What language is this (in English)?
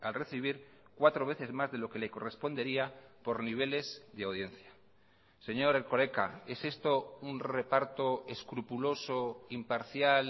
Spanish